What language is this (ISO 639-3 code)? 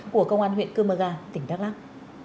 vie